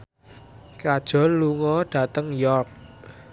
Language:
Javanese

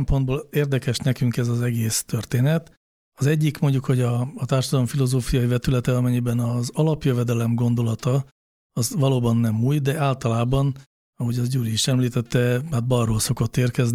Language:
Hungarian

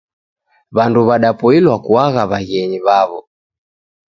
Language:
Taita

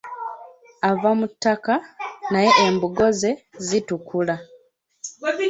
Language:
Ganda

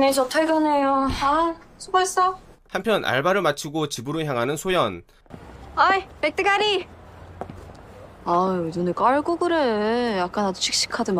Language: Korean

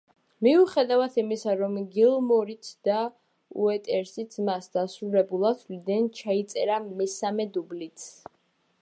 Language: Georgian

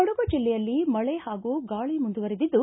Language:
Kannada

